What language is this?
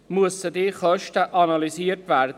Swiss German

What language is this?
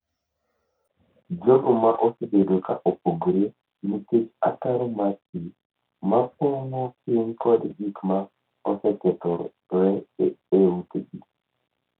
Luo (Kenya and Tanzania)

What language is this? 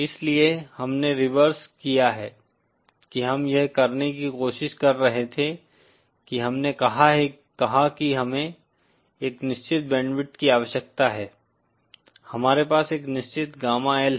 Hindi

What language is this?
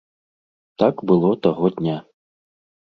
Belarusian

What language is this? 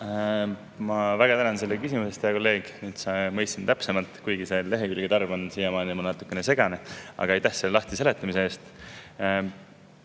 Estonian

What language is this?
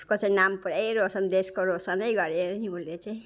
Nepali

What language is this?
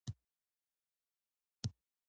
Pashto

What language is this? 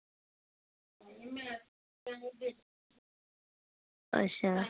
Dogri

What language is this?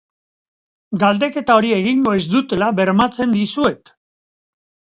Basque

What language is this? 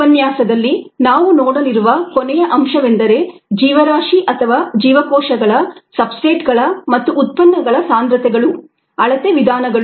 Kannada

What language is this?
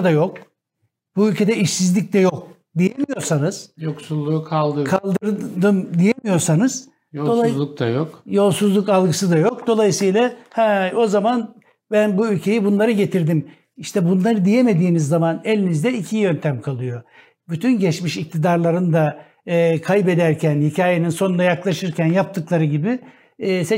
Turkish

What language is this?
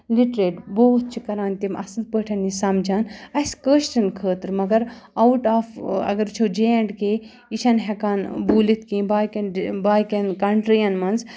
Kashmiri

